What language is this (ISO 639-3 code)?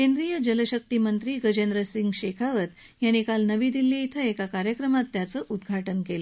mar